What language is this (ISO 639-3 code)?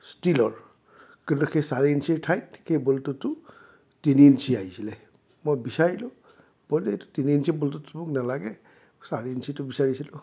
asm